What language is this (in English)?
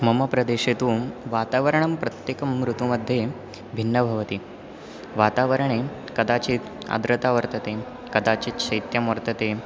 Sanskrit